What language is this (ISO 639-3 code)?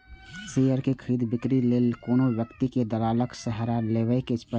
mai